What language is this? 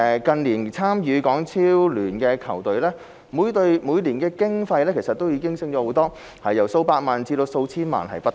Cantonese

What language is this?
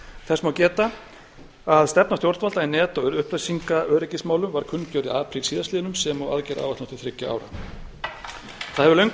Icelandic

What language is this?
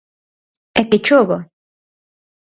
Galician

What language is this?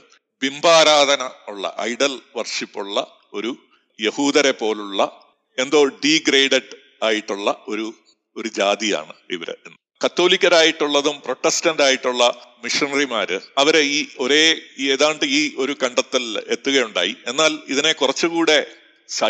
Malayalam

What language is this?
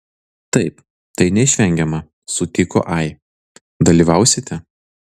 Lithuanian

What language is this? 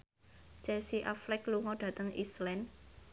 Javanese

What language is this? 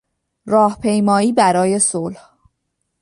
Persian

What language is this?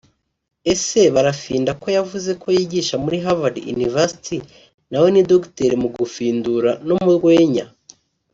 Kinyarwanda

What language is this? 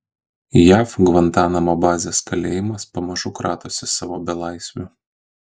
Lithuanian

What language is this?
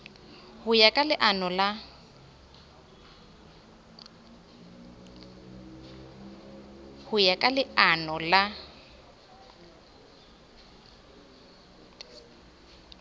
Southern Sotho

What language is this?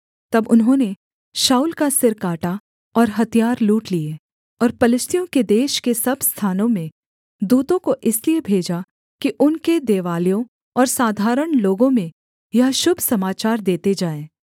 Hindi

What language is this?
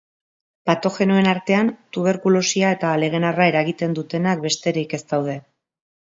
Basque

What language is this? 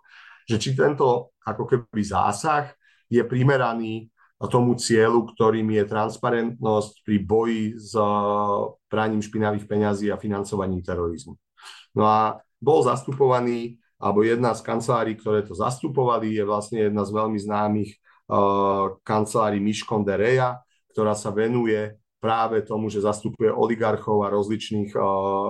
Slovak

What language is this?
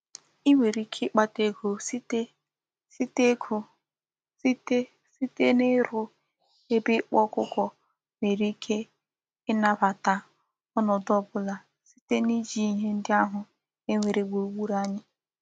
Igbo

